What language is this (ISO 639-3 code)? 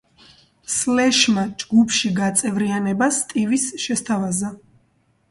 kat